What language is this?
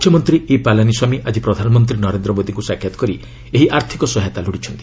Odia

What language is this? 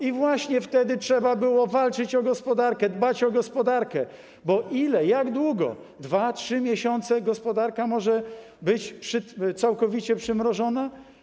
Polish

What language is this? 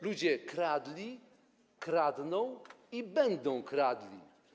Polish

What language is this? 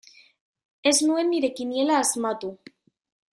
Basque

